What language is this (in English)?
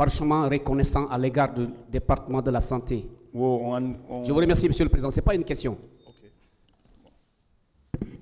French